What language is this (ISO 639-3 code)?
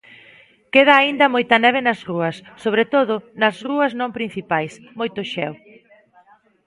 glg